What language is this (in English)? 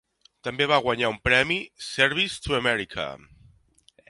Catalan